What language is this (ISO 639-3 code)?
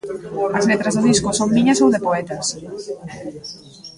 glg